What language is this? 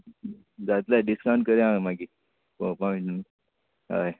Konkani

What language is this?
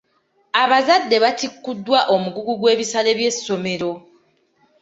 Ganda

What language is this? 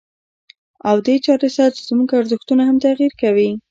Pashto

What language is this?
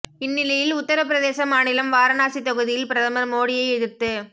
Tamil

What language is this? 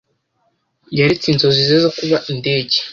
Kinyarwanda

